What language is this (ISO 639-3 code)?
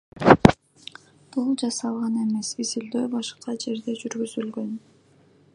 kir